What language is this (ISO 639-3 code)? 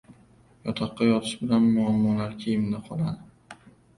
uzb